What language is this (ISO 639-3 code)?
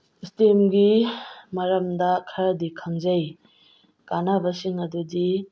mni